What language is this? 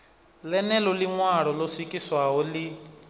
Venda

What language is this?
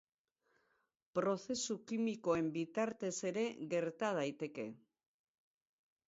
Basque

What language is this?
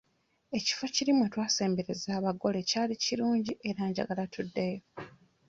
Ganda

